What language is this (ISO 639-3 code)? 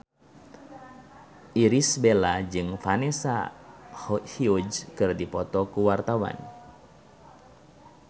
sun